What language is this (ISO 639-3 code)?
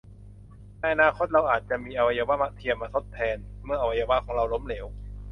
tha